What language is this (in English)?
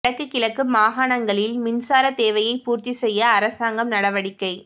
Tamil